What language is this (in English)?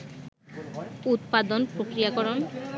Bangla